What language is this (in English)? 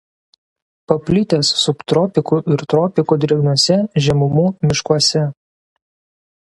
Lithuanian